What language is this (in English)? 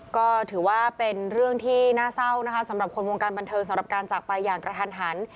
Thai